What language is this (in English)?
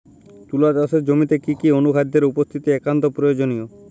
Bangla